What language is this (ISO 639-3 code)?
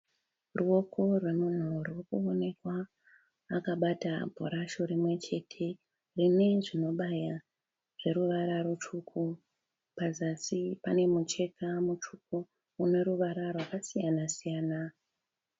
sna